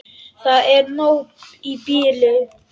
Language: Icelandic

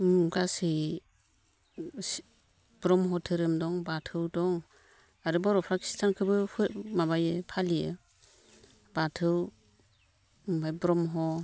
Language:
Bodo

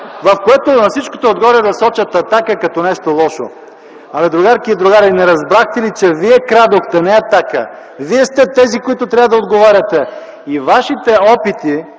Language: Bulgarian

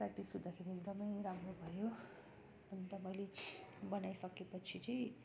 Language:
Nepali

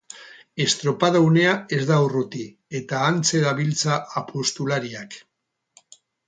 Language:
Basque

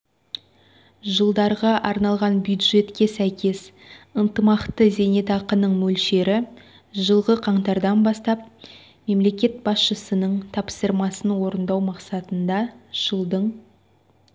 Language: Kazakh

